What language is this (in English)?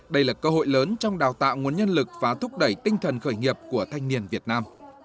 Vietnamese